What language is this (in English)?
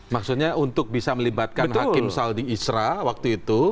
Indonesian